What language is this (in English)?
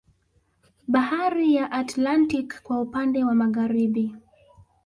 Swahili